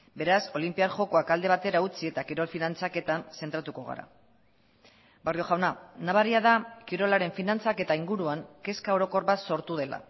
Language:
Basque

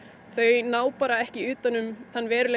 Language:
Icelandic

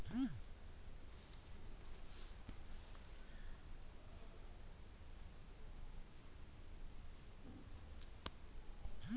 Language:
Kannada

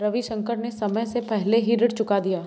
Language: Hindi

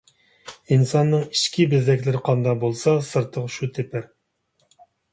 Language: Uyghur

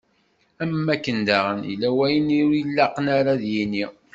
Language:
Kabyle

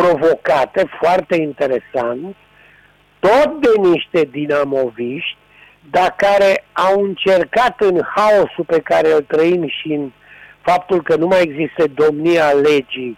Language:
Romanian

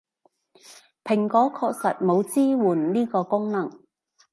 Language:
Cantonese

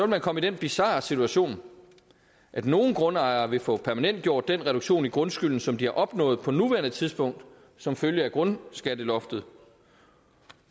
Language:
Danish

